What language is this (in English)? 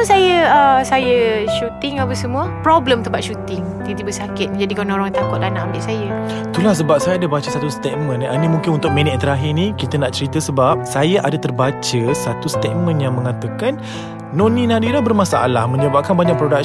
Malay